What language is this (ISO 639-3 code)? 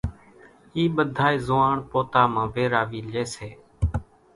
gjk